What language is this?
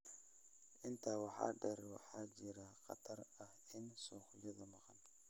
Somali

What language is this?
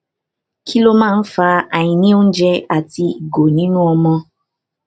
Yoruba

